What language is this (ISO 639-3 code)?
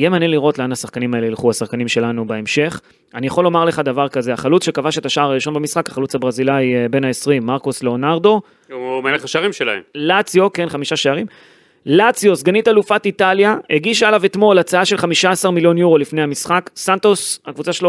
heb